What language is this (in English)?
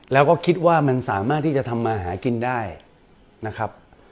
Thai